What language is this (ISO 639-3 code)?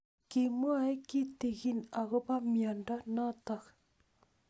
kln